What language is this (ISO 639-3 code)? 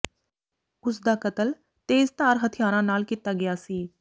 pan